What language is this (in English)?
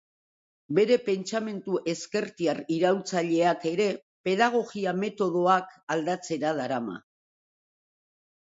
Basque